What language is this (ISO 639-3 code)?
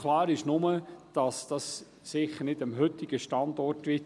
gsw